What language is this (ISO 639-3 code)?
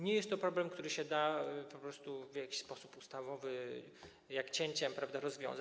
pol